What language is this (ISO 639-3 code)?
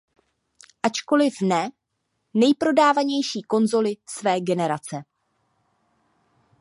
ces